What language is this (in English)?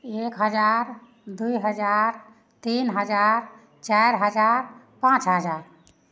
Maithili